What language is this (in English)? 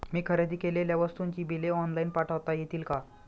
Marathi